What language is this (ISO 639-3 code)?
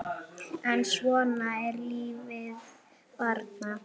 isl